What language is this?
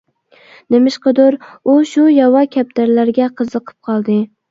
Uyghur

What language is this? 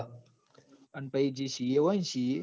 Gujarati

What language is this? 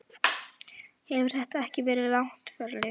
Icelandic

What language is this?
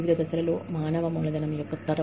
Telugu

